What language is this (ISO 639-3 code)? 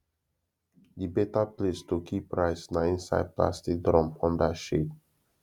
pcm